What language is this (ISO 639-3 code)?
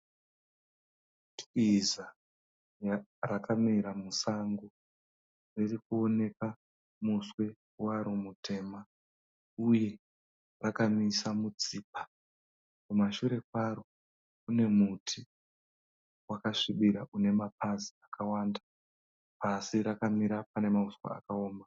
sna